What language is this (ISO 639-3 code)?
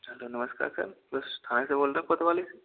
hin